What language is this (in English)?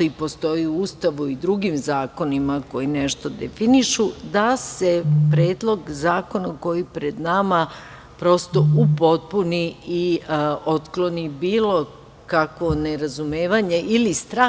Serbian